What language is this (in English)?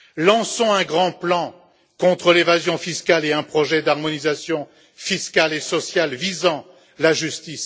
French